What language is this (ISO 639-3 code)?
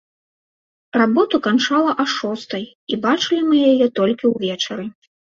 bel